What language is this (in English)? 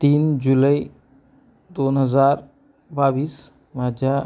Marathi